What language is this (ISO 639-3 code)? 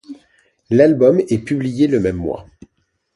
fra